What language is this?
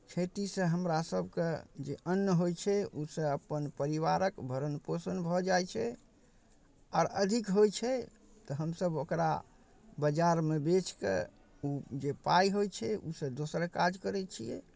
Maithili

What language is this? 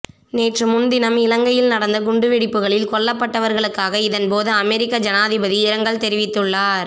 Tamil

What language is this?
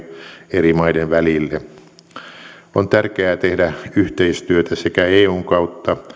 Finnish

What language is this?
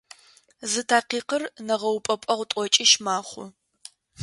Adyghe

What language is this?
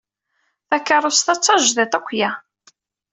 Kabyle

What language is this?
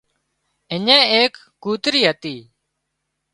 Wadiyara Koli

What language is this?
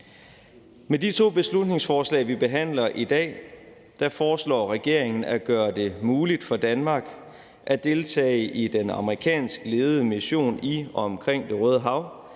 Danish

